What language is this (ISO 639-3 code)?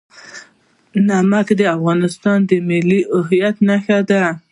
pus